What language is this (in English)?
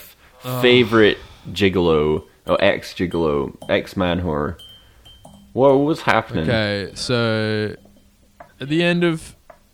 English